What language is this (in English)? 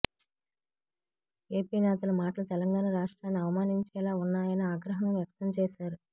Telugu